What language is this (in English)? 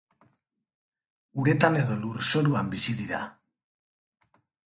Basque